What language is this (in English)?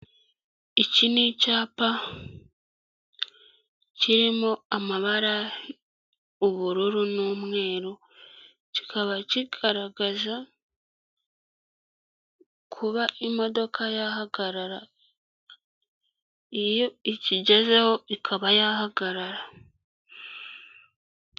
Kinyarwanda